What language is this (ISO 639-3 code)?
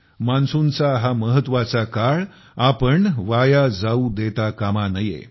mar